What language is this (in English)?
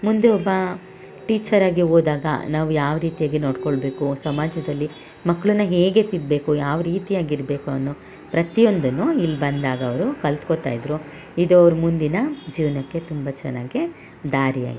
Kannada